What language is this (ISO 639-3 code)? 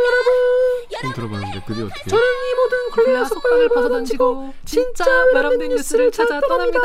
kor